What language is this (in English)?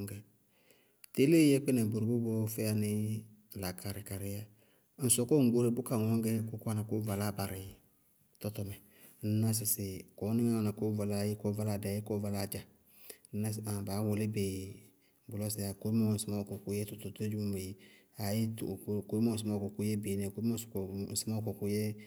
Bago-Kusuntu